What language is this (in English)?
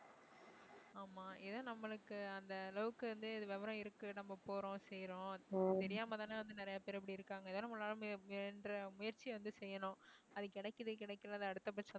Tamil